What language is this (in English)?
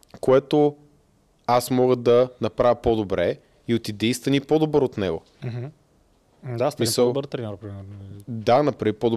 Bulgarian